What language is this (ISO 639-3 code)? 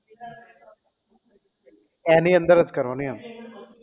guj